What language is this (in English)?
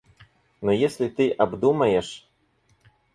Russian